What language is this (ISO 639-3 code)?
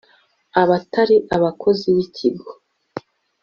kin